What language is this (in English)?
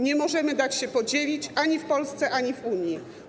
Polish